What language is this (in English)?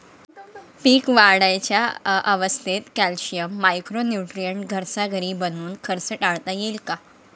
Marathi